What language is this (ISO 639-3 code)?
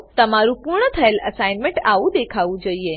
guj